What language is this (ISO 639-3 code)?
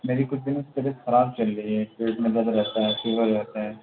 urd